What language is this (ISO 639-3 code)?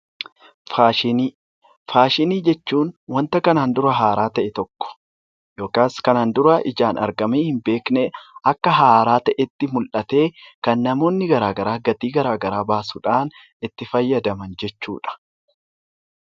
orm